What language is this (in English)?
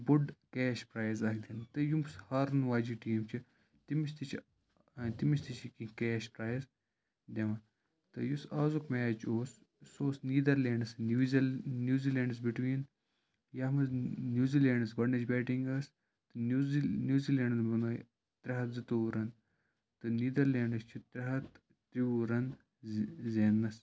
Kashmiri